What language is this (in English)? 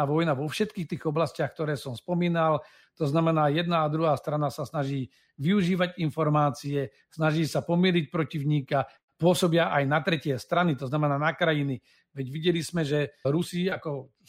Slovak